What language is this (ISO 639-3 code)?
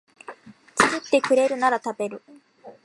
jpn